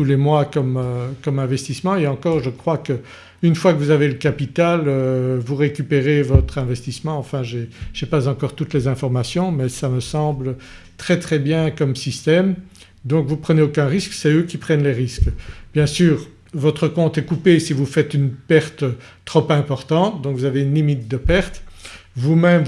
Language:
French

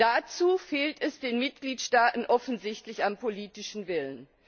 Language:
German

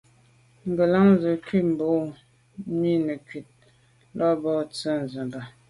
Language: Medumba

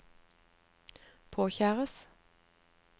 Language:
Norwegian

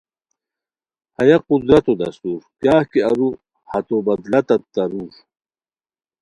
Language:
Khowar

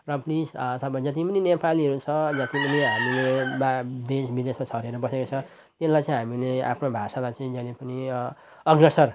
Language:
Nepali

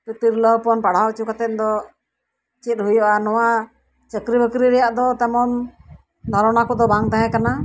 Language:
Santali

